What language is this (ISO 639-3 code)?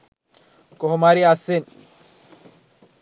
sin